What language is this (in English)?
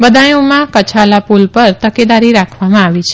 Gujarati